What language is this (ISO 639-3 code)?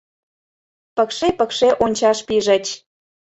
chm